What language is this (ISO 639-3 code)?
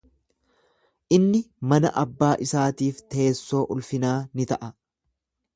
orm